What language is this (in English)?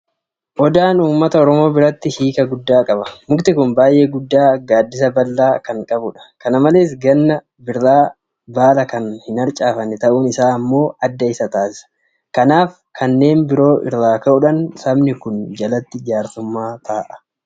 Oromo